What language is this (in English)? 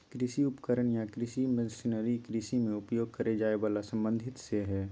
Magahi